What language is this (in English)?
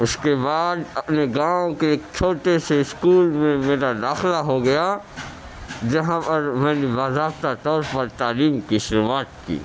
Urdu